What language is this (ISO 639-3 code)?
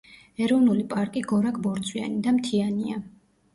kat